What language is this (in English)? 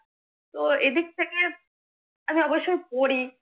Bangla